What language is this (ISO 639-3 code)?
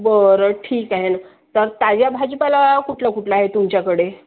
mar